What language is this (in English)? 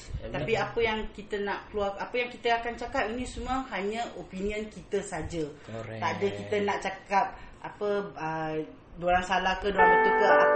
Malay